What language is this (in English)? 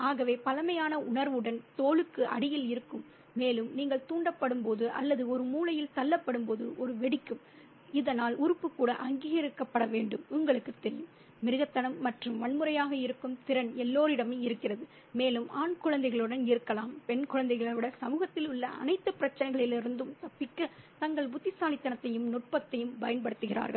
Tamil